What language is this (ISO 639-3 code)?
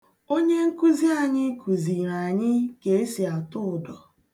ibo